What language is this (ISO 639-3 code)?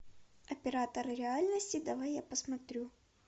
rus